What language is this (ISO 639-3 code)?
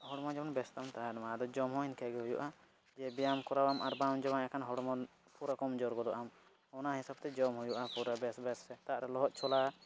sat